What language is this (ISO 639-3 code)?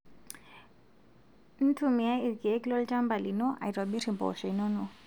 mas